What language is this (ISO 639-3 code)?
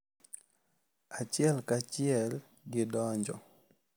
luo